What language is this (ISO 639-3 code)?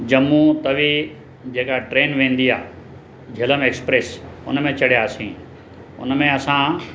snd